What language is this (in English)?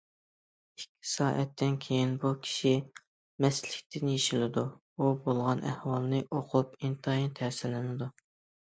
Uyghur